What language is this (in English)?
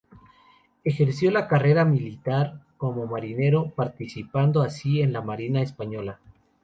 Spanish